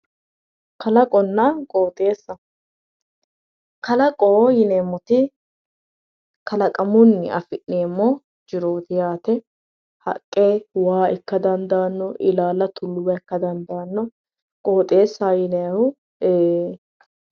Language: Sidamo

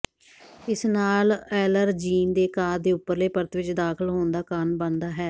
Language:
Punjabi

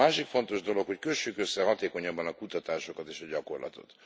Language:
Hungarian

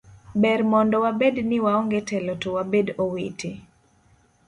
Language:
Luo (Kenya and Tanzania)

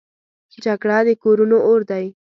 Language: Pashto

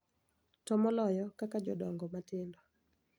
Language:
Luo (Kenya and Tanzania)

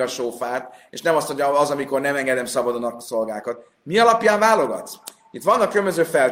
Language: Hungarian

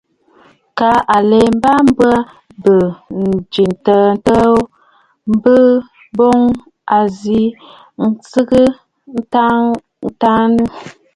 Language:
Bafut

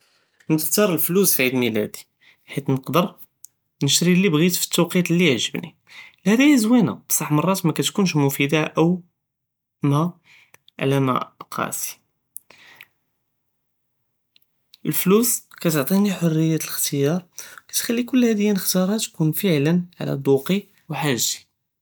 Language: Judeo-Arabic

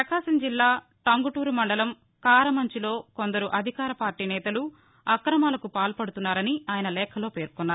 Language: Telugu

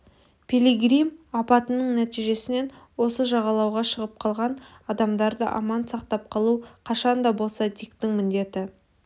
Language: Kazakh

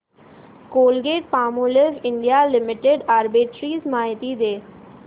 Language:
Marathi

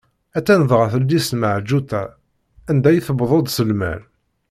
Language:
Kabyle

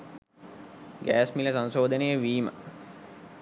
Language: Sinhala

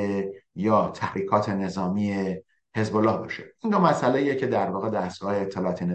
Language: Persian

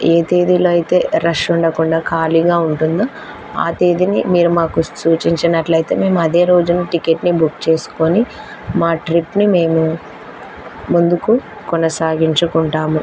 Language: Telugu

